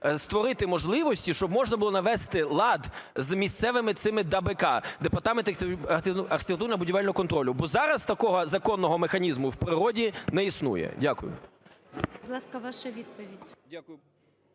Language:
Ukrainian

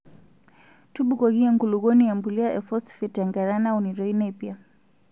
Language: Masai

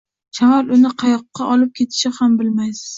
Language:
Uzbek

